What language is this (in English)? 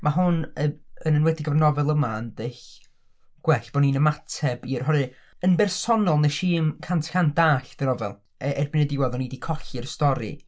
Welsh